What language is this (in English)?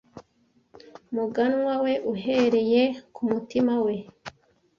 Kinyarwanda